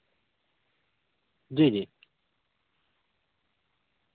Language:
Urdu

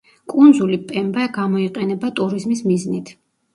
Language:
Georgian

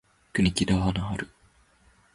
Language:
Japanese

